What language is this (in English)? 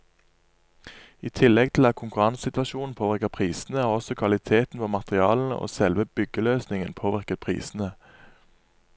Norwegian